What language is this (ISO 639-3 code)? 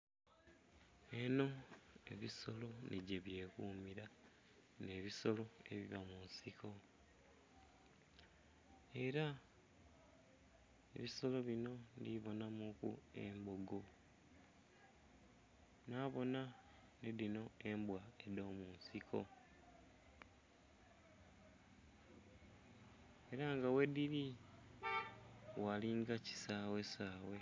xog